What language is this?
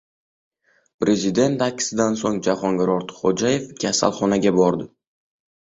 Uzbek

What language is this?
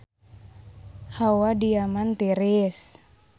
Sundanese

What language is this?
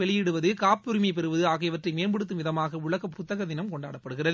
Tamil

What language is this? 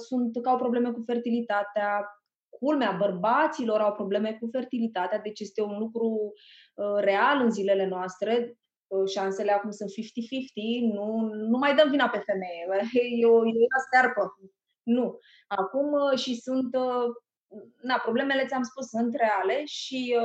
Romanian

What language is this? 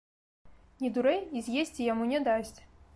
Belarusian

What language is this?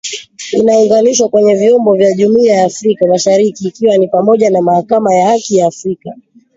Swahili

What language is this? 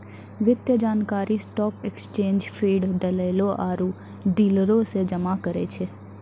Maithili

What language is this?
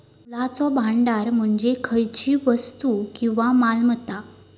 Marathi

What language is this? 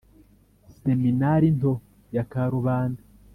Kinyarwanda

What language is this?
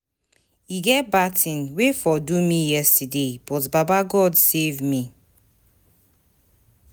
Nigerian Pidgin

